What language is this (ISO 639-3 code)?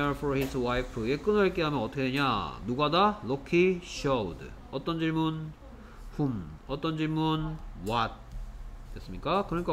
kor